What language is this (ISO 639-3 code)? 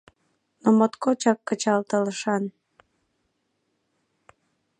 chm